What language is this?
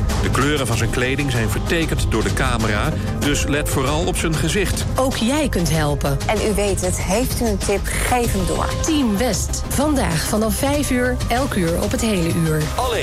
Dutch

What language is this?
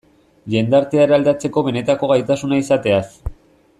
Basque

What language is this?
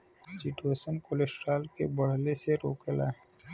Bhojpuri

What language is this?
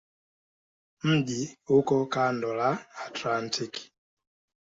Swahili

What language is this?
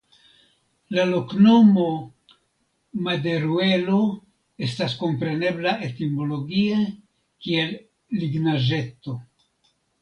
Esperanto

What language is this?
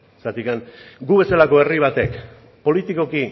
Basque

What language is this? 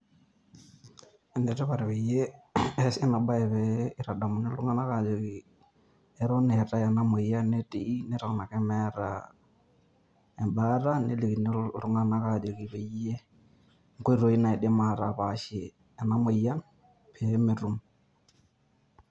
Masai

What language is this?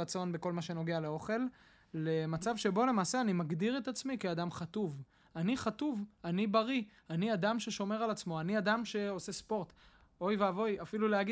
Hebrew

